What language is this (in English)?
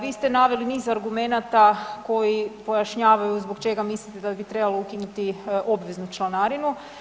Croatian